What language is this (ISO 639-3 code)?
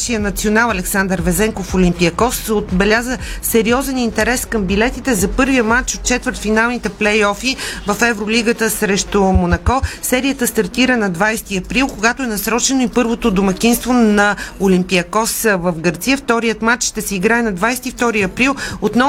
bul